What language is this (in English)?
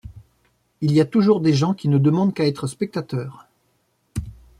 French